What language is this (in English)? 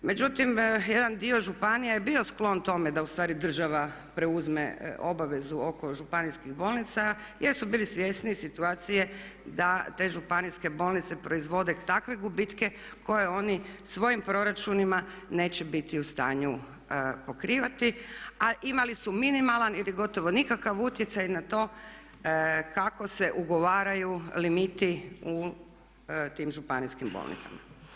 Croatian